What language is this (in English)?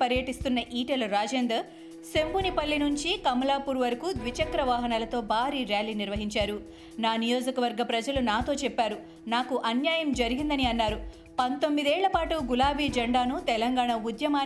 Telugu